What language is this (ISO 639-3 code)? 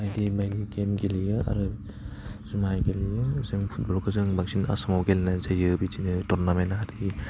brx